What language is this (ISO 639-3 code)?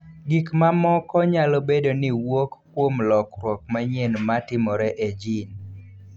luo